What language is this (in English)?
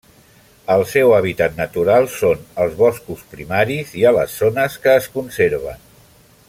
Catalan